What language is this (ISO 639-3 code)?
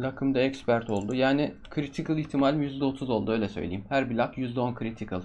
tur